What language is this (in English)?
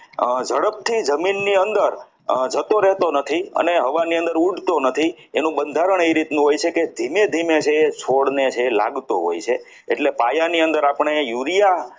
Gujarati